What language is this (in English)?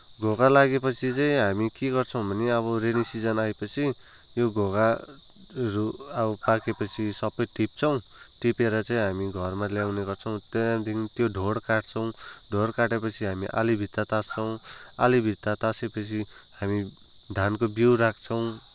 Nepali